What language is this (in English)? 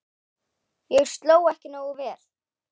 Icelandic